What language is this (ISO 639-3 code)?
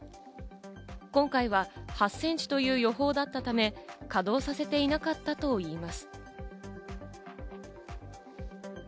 jpn